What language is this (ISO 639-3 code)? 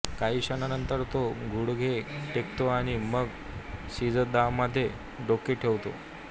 mar